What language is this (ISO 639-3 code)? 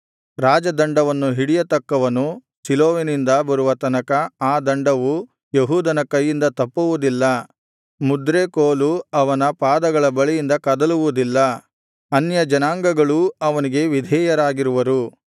kan